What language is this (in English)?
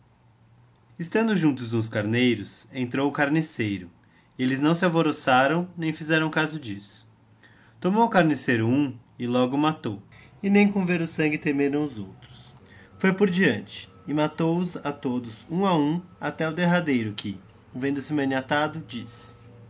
Portuguese